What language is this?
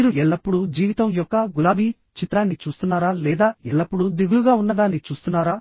Telugu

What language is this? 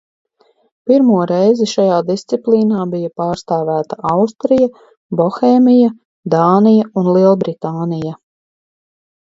Latvian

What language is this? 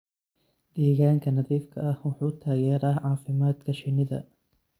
Somali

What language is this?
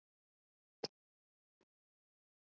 Icelandic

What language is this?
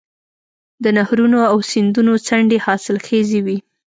Pashto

